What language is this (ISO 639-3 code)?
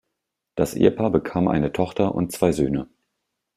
deu